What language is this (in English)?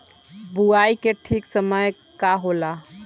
Bhojpuri